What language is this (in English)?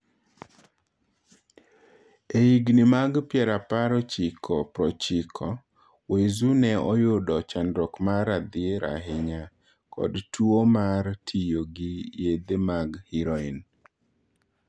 Luo (Kenya and Tanzania)